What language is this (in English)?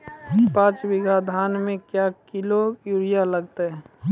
Maithili